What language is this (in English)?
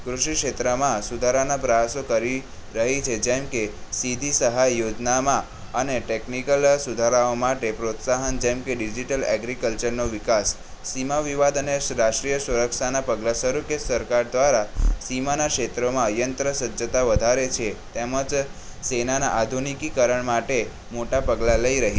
Gujarati